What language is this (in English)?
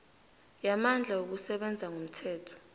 South Ndebele